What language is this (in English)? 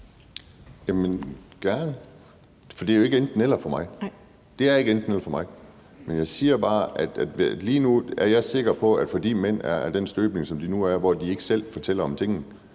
Danish